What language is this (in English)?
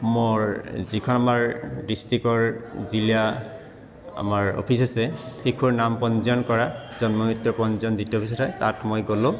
Assamese